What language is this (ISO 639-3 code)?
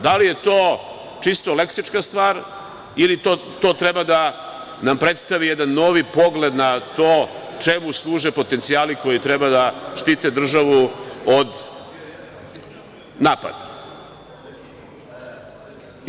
srp